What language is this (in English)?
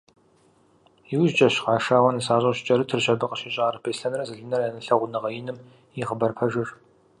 Kabardian